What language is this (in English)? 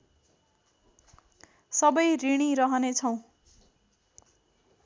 Nepali